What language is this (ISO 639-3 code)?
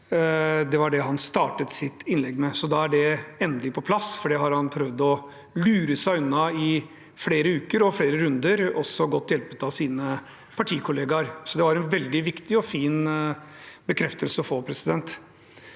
nor